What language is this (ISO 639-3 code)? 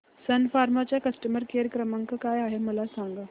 mar